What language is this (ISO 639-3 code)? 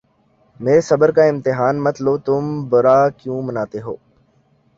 urd